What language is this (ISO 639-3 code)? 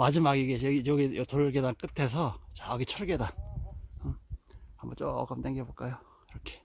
kor